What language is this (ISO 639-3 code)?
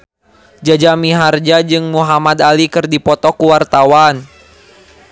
sun